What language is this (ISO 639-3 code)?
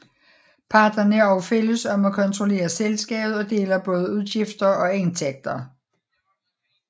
dan